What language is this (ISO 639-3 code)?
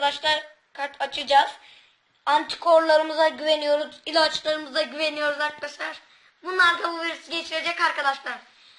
tur